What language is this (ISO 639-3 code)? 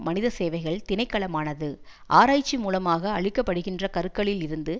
tam